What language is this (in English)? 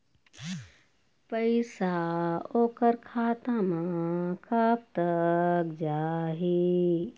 Chhattisgarhi